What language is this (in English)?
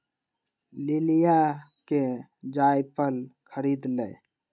Magahi